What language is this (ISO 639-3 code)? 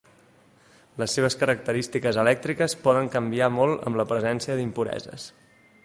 cat